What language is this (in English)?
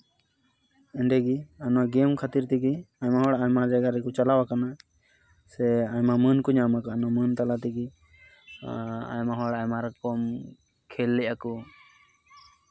Santali